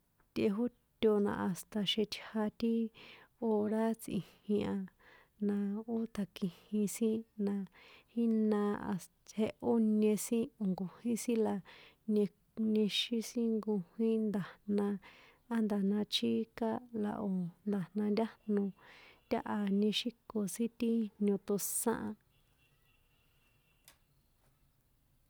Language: San Juan Atzingo Popoloca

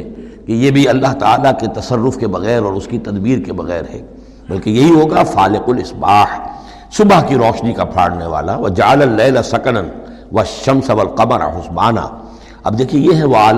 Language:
Urdu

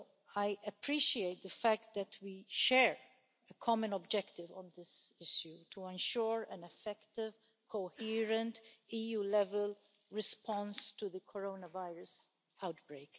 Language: English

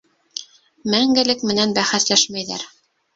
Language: Bashkir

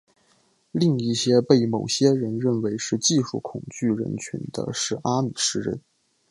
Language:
Chinese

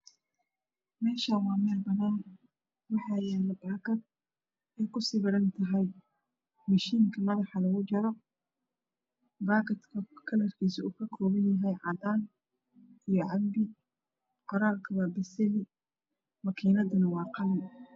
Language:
Somali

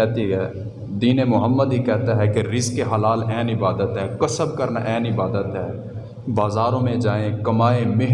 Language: Urdu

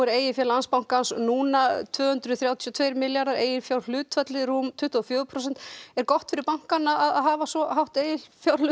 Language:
Icelandic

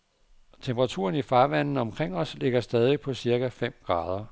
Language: Danish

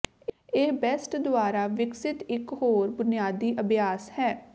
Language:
Punjabi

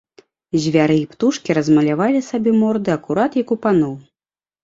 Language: Belarusian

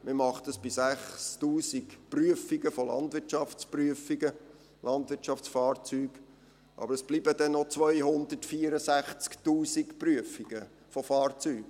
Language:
Swiss German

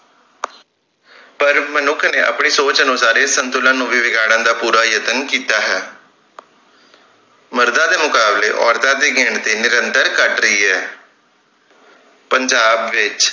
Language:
Punjabi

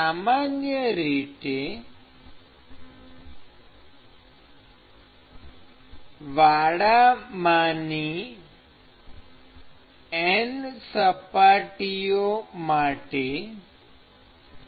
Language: Gujarati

